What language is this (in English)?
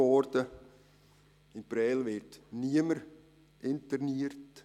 Swiss German